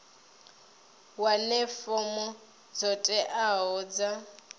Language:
Venda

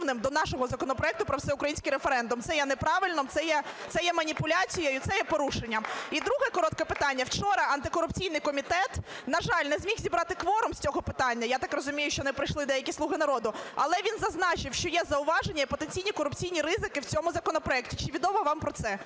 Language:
Ukrainian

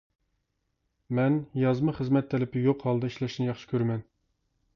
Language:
Uyghur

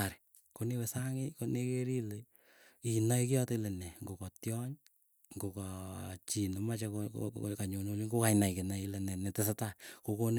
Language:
Keiyo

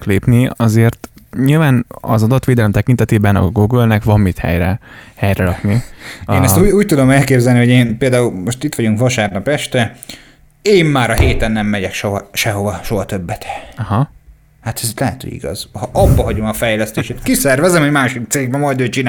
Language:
Hungarian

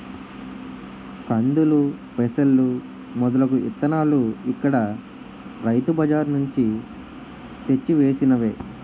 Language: Telugu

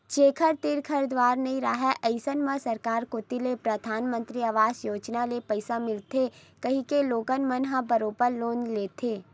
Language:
Chhattisgarhi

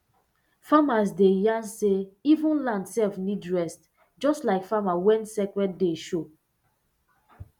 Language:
Nigerian Pidgin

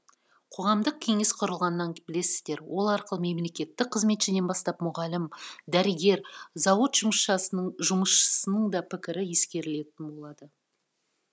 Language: Kazakh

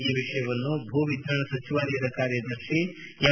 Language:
Kannada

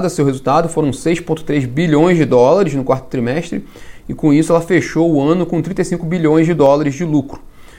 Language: Portuguese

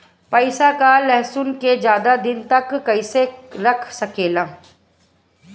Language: Bhojpuri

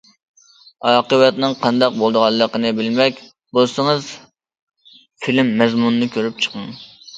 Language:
Uyghur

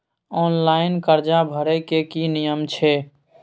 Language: Maithili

